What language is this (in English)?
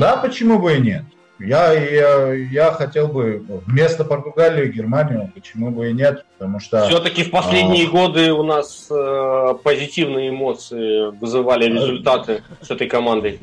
Russian